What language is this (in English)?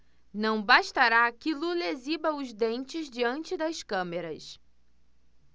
Portuguese